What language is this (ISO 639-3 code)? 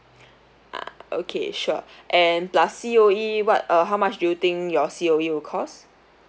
eng